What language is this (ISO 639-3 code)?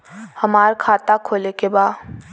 bho